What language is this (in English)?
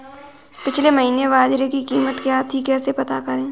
Hindi